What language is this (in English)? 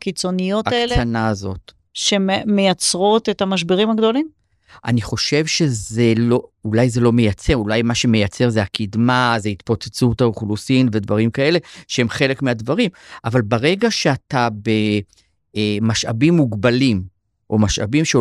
Hebrew